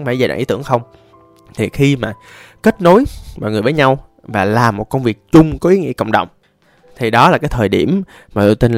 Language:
Vietnamese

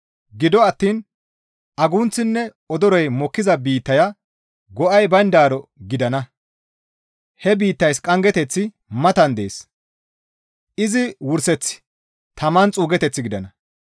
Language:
Gamo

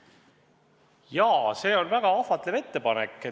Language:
Estonian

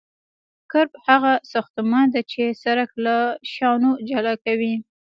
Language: Pashto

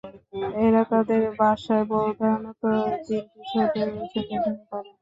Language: Bangla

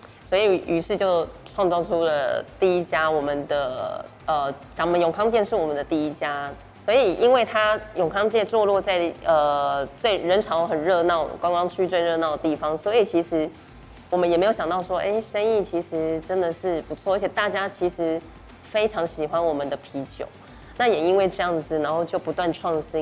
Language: Chinese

